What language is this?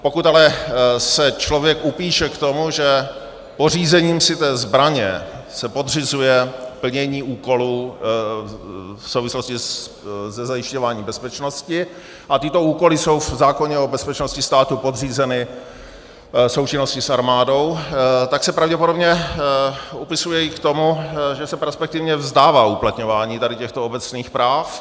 Czech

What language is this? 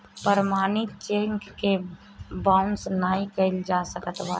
Bhojpuri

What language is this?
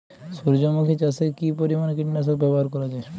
Bangla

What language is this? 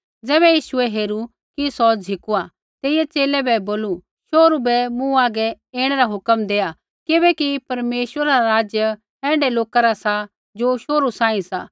Kullu Pahari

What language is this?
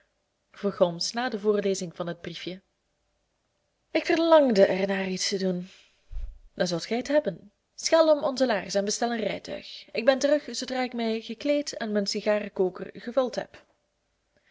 Dutch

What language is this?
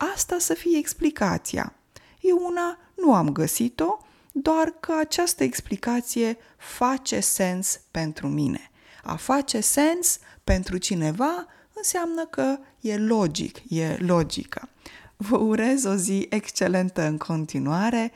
Romanian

